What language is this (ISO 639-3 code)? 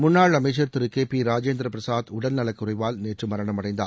tam